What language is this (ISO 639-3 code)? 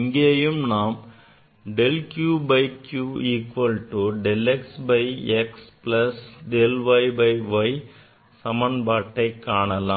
tam